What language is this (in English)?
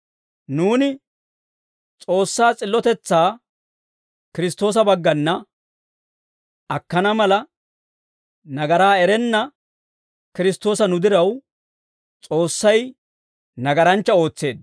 Dawro